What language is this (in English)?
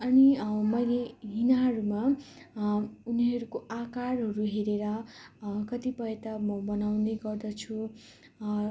Nepali